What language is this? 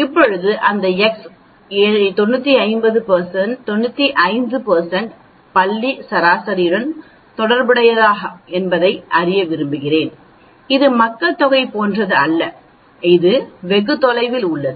Tamil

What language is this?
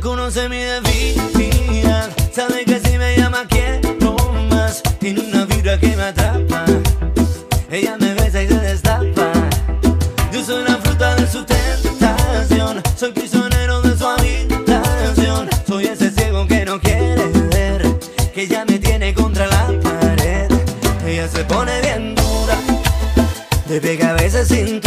Dutch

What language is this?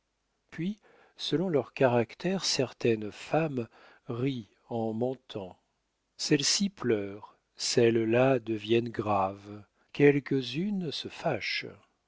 French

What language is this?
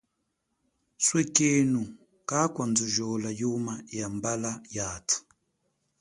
Chokwe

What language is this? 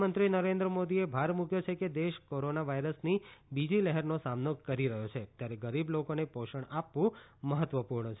Gujarati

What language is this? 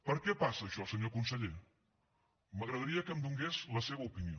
Catalan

